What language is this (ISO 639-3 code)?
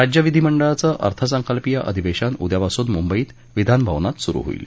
mar